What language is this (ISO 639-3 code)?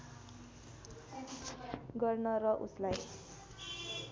nep